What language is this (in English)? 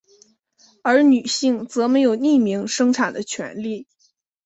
Chinese